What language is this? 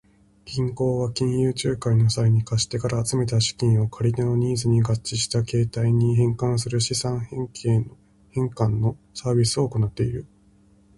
Japanese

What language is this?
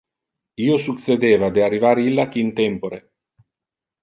Interlingua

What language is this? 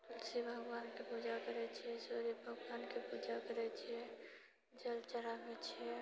Maithili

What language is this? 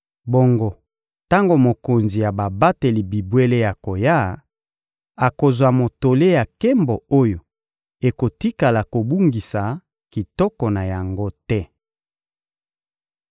Lingala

